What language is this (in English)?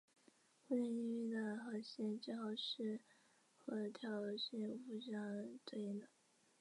Chinese